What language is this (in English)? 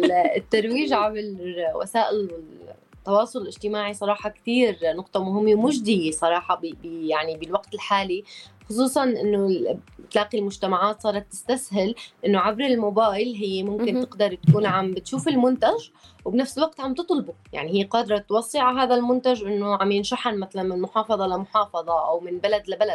Arabic